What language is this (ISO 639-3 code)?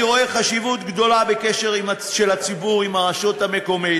heb